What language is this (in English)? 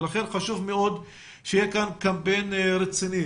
Hebrew